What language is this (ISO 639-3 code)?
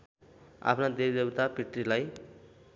nep